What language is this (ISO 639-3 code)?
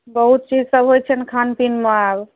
mai